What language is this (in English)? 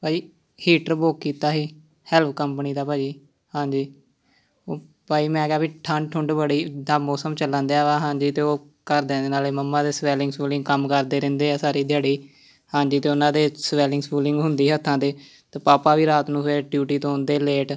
Punjabi